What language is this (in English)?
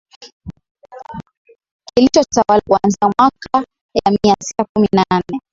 Swahili